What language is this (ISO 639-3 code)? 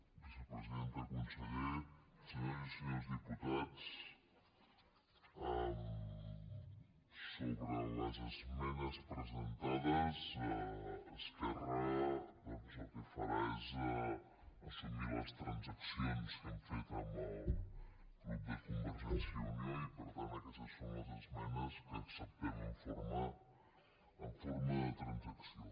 cat